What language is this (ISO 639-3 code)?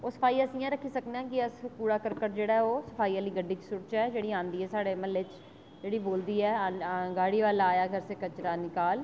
doi